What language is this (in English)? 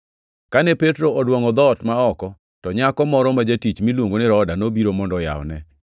Luo (Kenya and Tanzania)